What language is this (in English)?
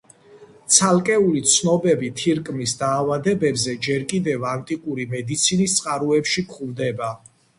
Georgian